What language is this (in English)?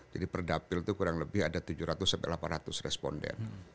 Indonesian